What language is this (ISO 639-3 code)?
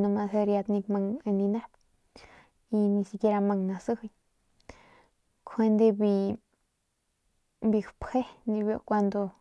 pmq